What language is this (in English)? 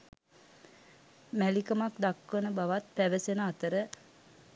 Sinhala